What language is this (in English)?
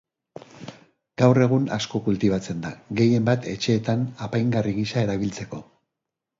Basque